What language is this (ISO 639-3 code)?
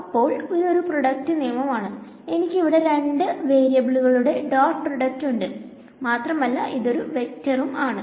mal